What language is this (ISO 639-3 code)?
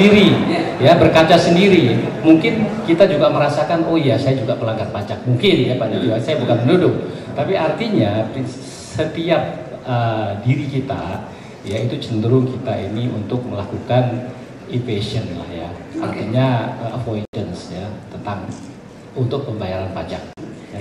ind